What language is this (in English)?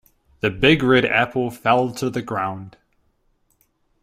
English